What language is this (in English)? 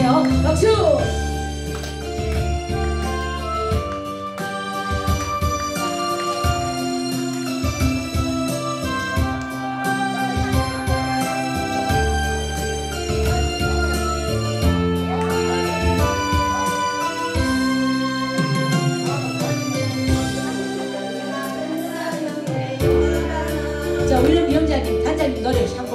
Korean